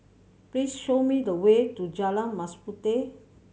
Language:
English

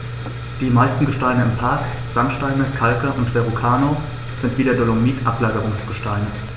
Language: German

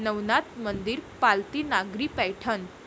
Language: Marathi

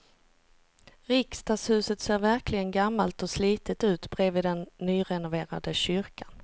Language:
Swedish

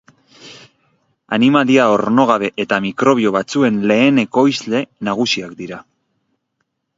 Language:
Basque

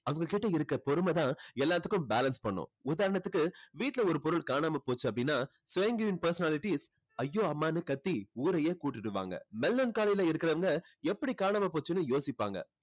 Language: Tamil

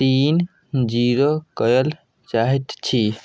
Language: Maithili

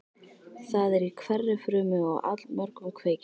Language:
Icelandic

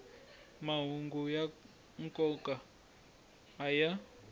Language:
Tsonga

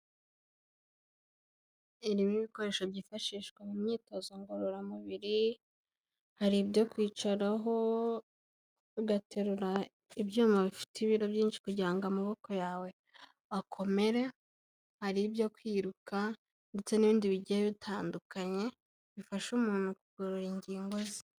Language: Kinyarwanda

